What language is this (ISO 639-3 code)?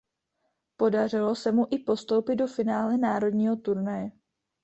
ces